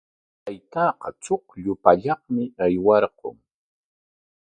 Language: Corongo Ancash Quechua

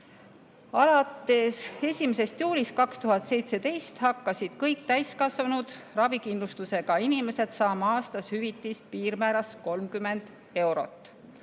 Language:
Estonian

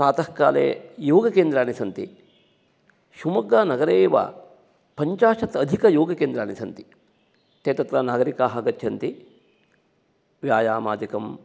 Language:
Sanskrit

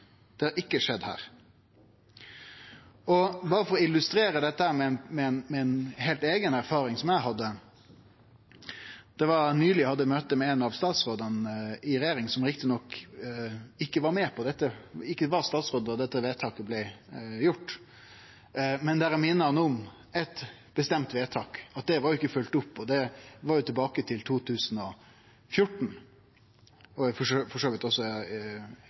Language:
Norwegian Nynorsk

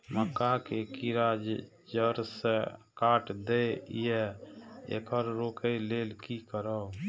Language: Maithili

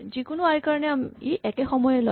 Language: Assamese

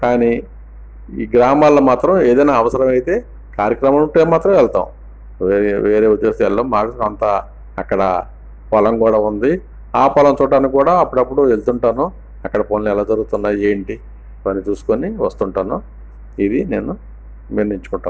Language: Telugu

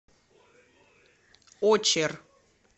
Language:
Russian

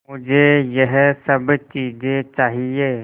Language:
Hindi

